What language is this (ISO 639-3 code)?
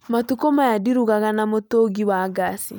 kik